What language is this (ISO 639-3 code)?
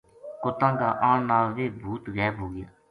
gju